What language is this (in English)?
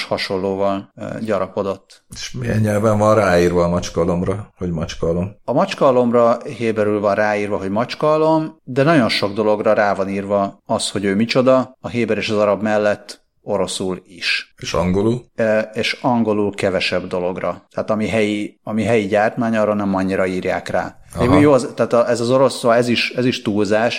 Hungarian